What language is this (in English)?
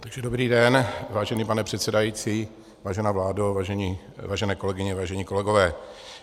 Czech